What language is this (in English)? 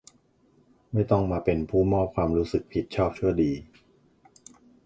Thai